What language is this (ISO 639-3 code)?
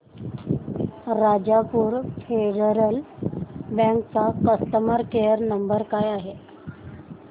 mar